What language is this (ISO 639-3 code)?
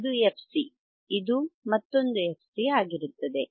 kan